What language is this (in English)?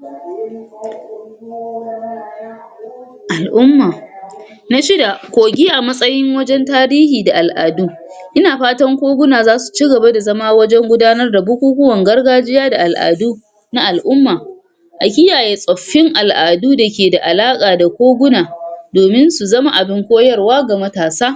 Hausa